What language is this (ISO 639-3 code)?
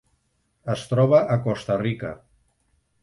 cat